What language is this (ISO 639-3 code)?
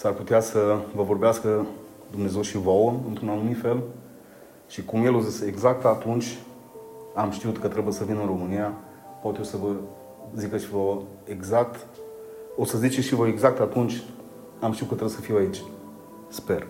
ron